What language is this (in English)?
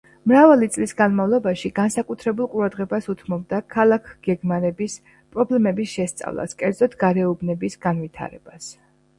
Georgian